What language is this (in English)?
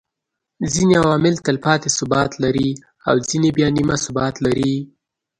Pashto